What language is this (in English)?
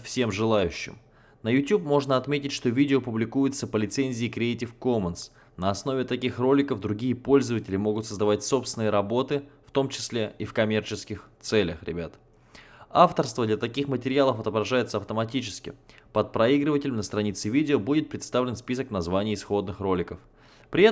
Russian